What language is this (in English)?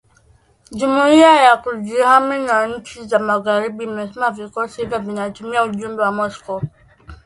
Swahili